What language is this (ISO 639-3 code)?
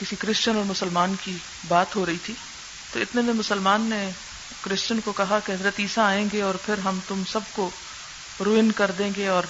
urd